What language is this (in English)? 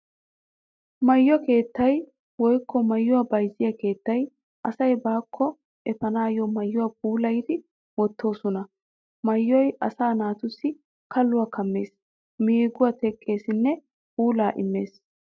Wolaytta